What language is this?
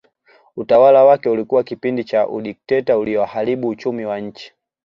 Swahili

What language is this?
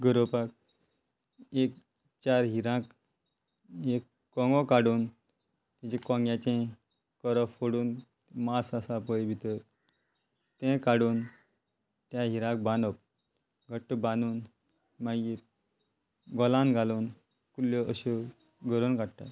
Konkani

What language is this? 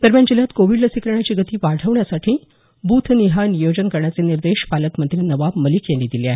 Marathi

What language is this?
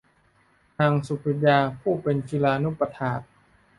Thai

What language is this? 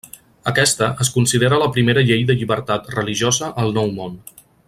Catalan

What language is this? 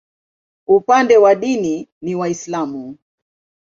Swahili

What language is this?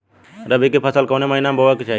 Bhojpuri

